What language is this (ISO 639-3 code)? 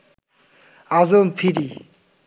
ben